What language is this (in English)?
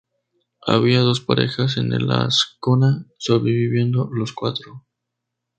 Spanish